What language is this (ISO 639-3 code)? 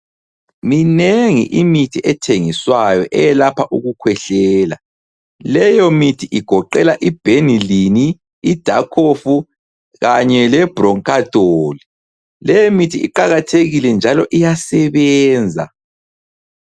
nde